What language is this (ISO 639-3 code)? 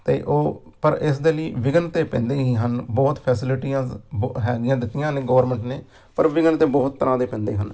pan